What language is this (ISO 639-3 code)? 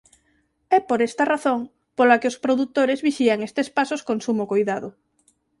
glg